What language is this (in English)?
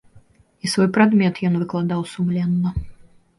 Belarusian